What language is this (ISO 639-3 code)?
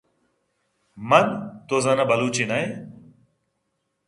bgp